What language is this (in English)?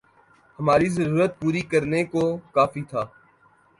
Urdu